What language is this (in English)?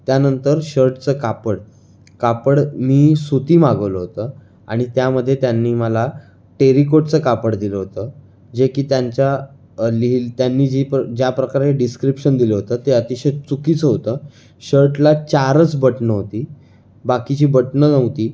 Marathi